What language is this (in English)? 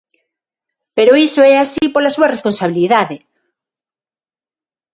Galician